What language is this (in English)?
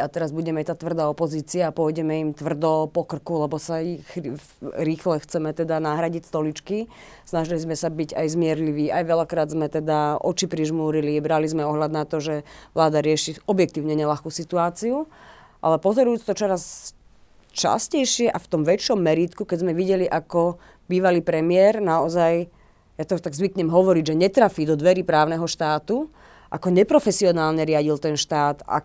Slovak